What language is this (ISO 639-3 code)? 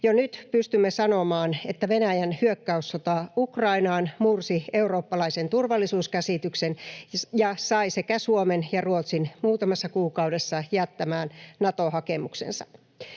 fin